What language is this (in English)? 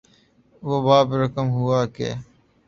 Urdu